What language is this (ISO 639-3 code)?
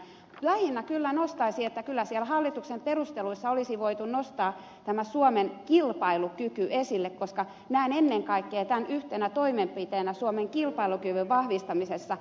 fin